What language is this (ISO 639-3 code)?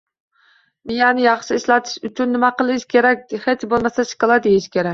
uzb